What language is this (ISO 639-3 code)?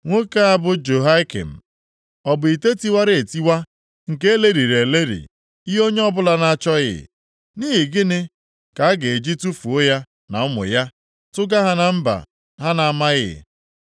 ibo